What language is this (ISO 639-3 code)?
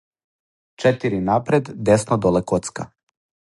srp